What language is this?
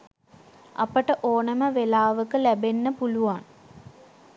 Sinhala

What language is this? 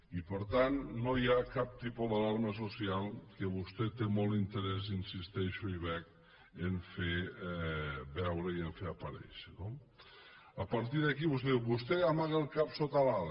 Catalan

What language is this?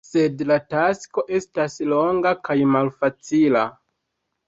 Esperanto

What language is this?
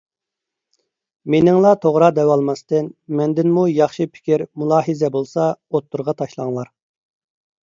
Uyghur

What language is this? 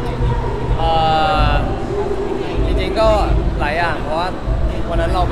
Thai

